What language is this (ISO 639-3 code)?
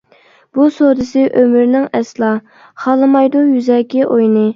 uig